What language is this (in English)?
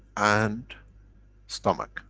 English